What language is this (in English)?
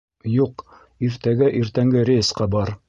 Bashkir